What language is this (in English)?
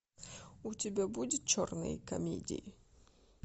Russian